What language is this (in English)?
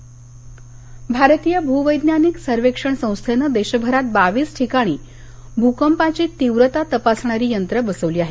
Marathi